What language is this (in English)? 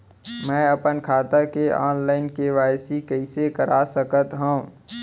Chhattisgarhi